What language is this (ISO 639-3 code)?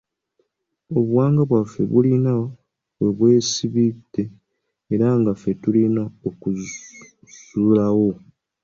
lug